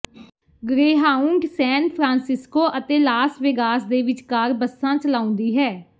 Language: Punjabi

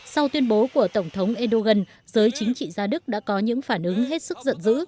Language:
Vietnamese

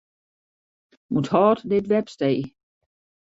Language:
Western Frisian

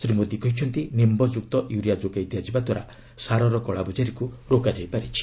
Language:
Odia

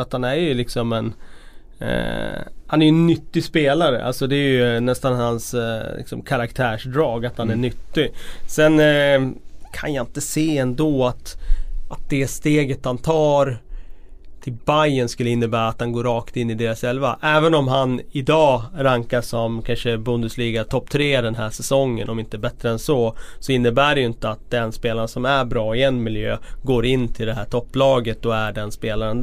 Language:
Swedish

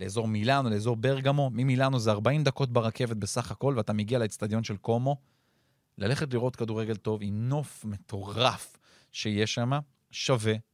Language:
Hebrew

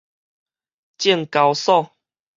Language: Min Nan Chinese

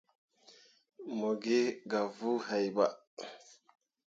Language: Mundang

